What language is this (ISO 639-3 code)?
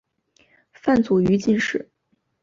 zho